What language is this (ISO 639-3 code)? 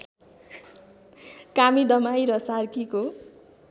nep